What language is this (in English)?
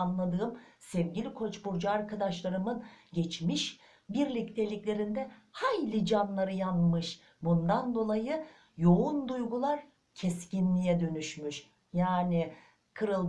Turkish